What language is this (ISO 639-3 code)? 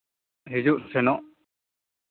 sat